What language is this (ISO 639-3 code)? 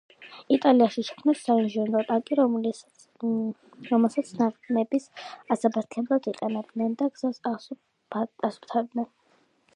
kat